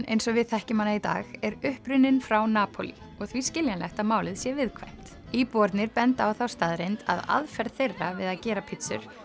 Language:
Icelandic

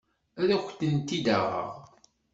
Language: Kabyle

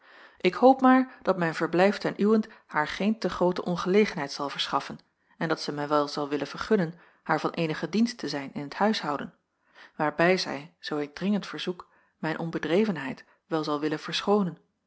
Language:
Dutch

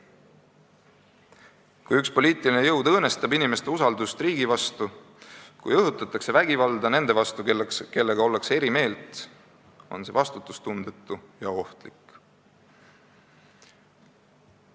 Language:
Estonian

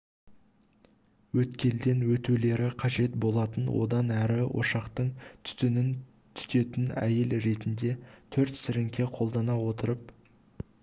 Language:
Kazakh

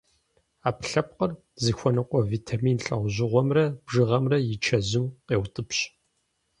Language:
Kabardian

